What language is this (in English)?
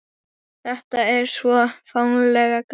Icelandic